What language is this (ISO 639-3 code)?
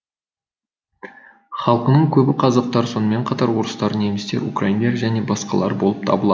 kaz